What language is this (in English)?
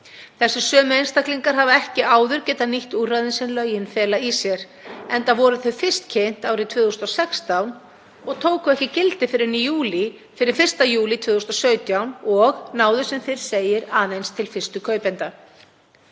Icelandic